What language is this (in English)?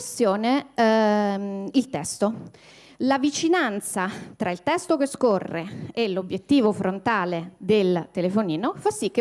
Italian